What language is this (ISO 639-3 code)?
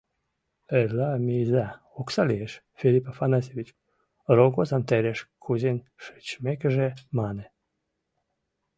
chm